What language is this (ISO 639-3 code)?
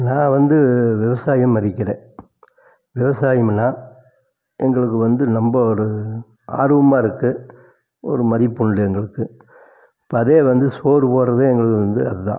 tam